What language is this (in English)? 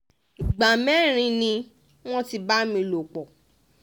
Yoruba